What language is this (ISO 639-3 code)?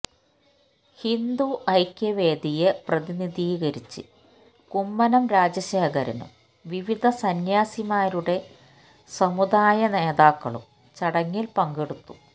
mal